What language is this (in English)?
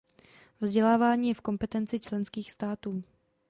Czech